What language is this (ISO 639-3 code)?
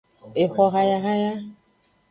ajg